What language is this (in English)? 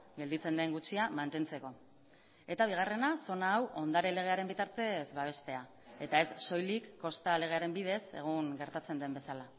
Basque